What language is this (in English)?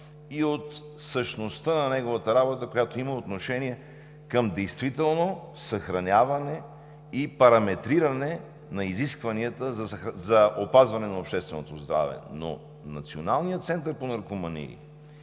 Bulgarian